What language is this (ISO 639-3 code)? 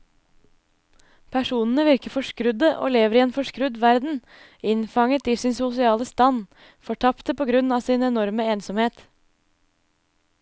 nor